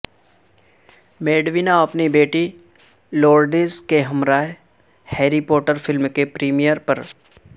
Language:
Urdu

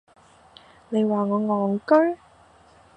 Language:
Cantonese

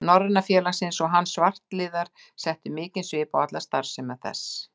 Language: Icelandic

